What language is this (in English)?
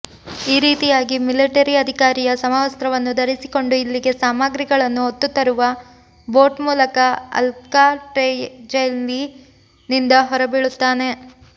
Kannada